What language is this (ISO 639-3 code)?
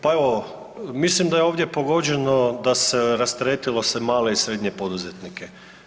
hrv